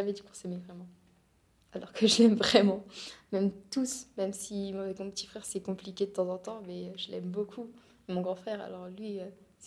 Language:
French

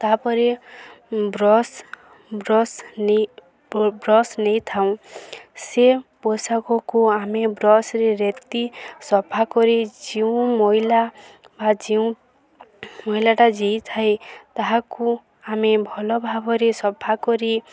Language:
Odia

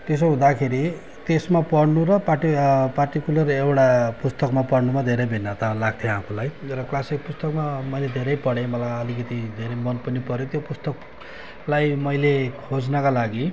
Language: Nepali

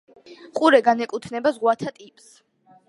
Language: Georgian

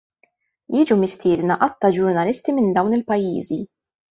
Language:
Maltese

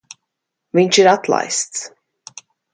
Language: Latvian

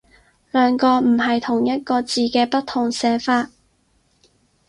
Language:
Cantonese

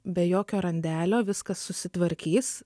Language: Lithuanian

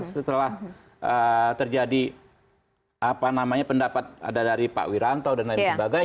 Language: Indonesian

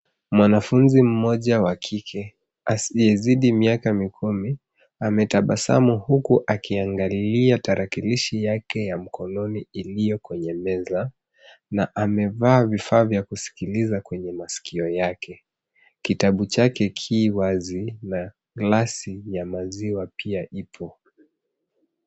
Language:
Swahili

